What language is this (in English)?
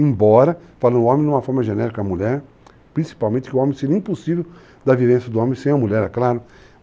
Portuguese